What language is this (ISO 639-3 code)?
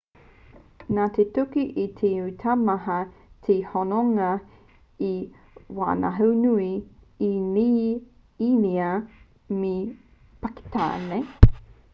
mri